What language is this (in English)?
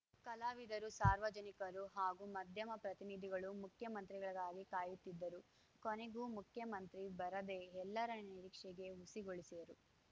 Kannada